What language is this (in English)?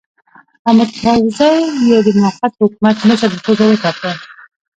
Pashto